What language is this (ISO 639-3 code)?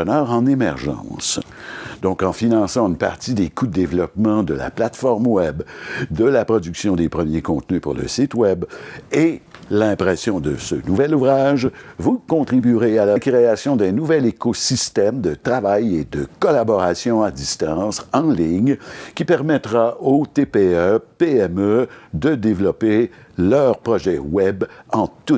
fra